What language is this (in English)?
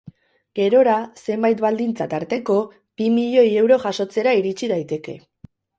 Basque